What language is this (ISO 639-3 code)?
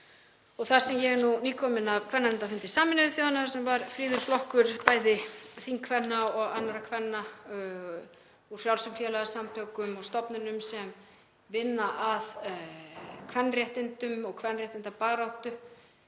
isl